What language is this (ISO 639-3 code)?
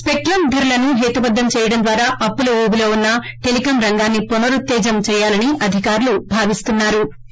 tel